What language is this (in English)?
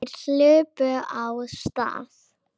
Icelandic